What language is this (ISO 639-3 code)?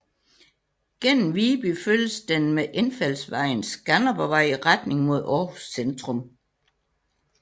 dan